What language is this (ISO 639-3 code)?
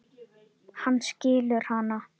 isl